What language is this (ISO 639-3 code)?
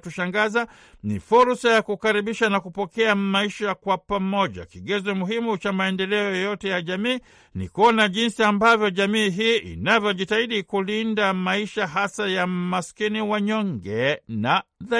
swa